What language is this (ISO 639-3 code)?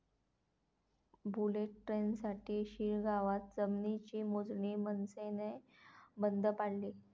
mar